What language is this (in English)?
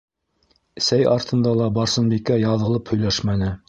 Bashkir